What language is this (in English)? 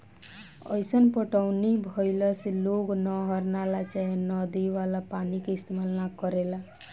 Bhojpuri